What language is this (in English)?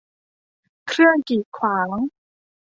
Thai